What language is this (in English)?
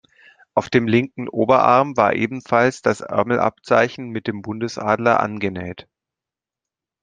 German